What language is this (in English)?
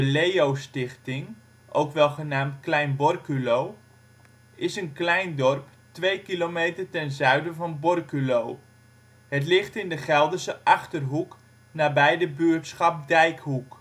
Dutch